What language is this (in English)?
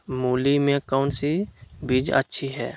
Magahi